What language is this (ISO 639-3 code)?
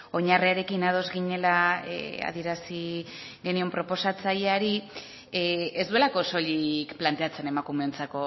eus